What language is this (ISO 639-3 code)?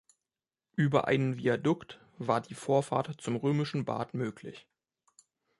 deu